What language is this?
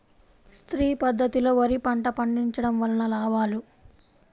Telugu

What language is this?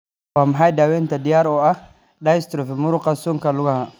Somali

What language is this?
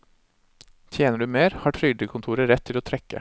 Norwegian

